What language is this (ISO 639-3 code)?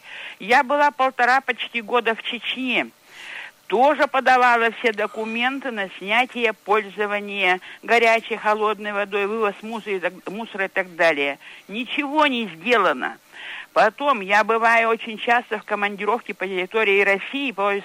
rus